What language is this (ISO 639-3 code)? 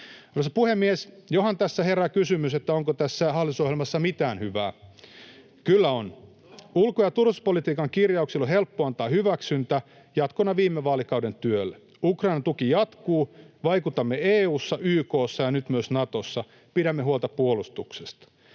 fin